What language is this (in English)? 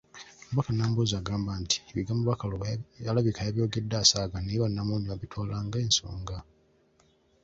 Ganda